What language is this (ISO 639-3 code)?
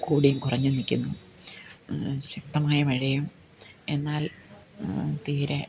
mal